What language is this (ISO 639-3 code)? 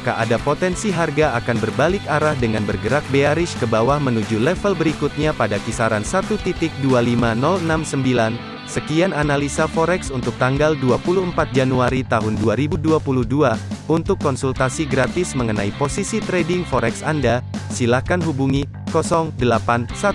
ind